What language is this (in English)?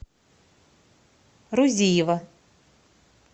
Russian